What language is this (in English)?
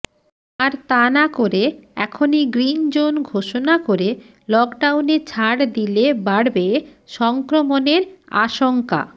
Bangla